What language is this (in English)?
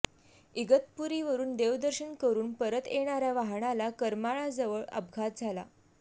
Marathi